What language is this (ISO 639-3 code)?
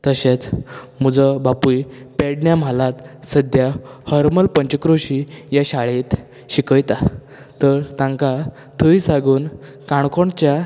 kok